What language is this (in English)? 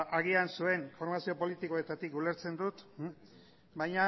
Basque